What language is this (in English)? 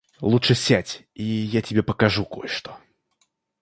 Russian